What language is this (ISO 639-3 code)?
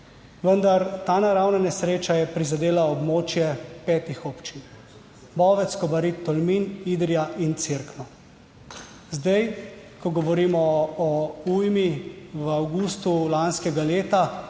slv